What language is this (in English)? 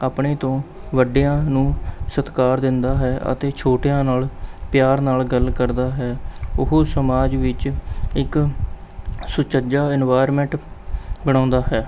Punjabi